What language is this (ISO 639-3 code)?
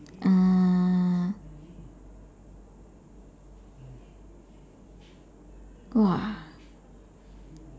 eng